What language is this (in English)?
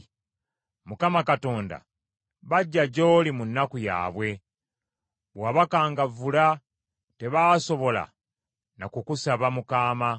Ganda